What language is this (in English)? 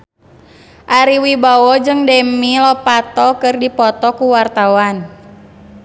Sundanese